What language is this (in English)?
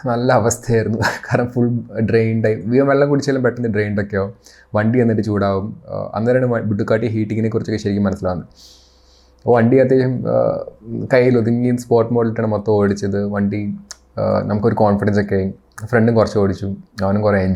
Malayalam